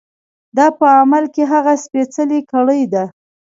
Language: Pashto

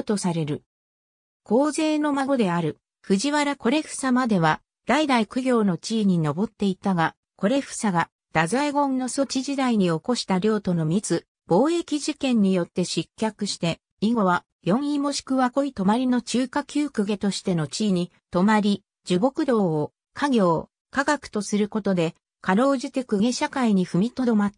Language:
Japanese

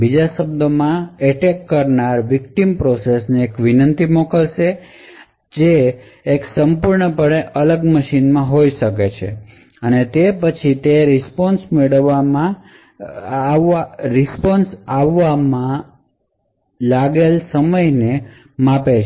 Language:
Gujarati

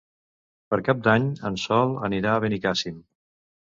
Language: Catalan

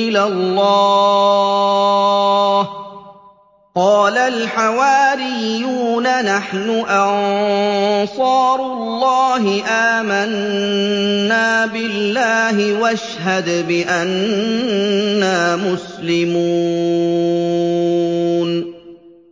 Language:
Arabic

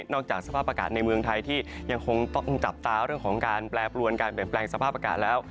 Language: Thai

